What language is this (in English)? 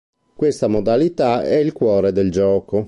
Italian